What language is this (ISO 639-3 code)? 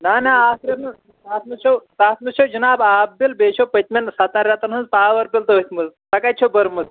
kas